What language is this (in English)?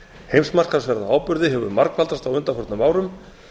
Icelandic